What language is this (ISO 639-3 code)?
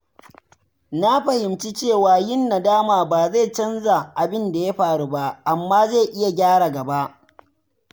hau